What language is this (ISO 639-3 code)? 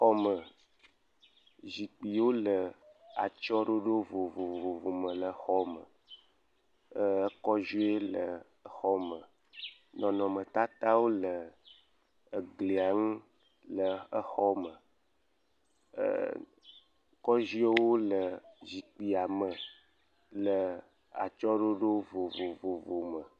ewe